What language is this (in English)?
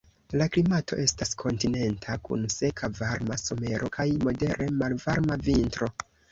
Esperanto